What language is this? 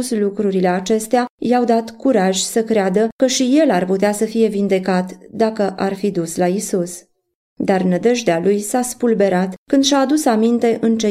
Romanian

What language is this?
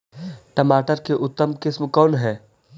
Magahi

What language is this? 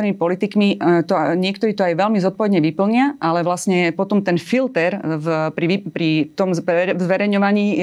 Slovak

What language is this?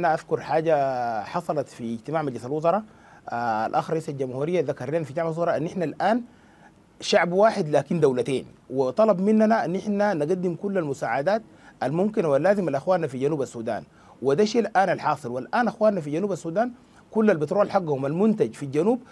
Arabic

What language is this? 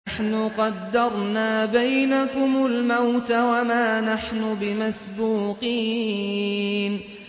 Arabic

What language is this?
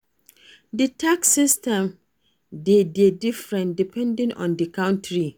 Nigerian Pidgin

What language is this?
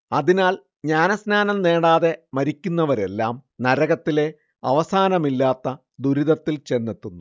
Malayalam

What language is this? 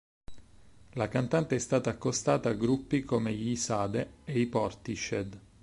Italian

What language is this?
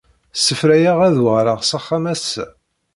Kabyle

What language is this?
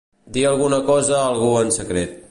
Catalan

